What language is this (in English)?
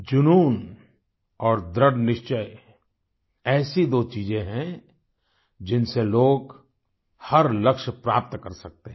Hindi